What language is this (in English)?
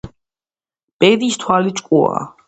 Georgian